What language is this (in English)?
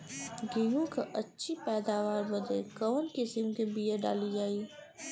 Bhojpuri